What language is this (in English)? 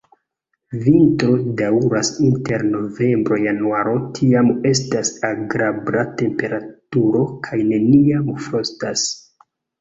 Esperanto